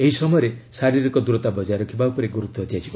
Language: Odia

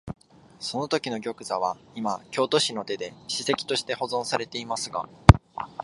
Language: Japanese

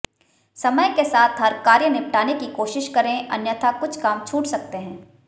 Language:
Hindi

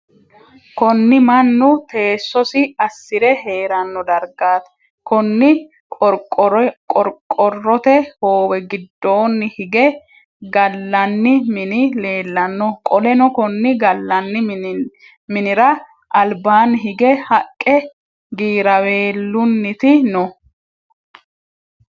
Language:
Sidamo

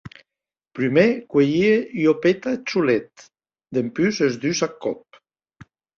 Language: Occitan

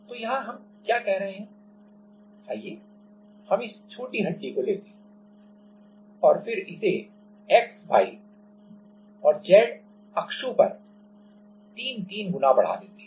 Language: Hindi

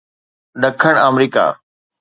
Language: Sindhi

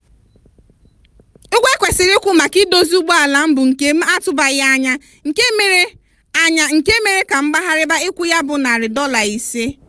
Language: Igbo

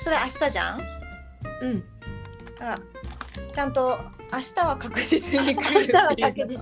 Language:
Japanese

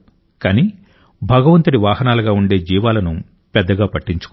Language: Telugu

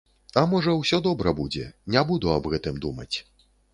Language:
Belarusian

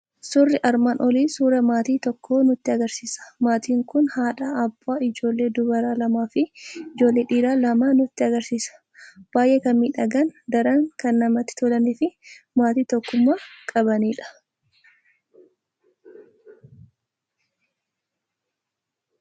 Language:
Oromo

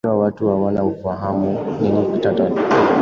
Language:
Swahili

